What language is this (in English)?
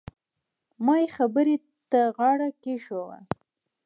Pashto